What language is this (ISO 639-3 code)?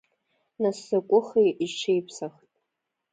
abk